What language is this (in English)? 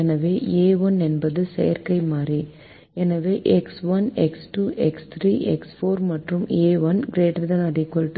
Tamil